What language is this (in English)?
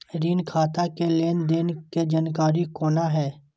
Maithili